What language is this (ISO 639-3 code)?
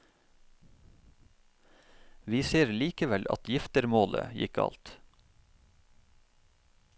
nor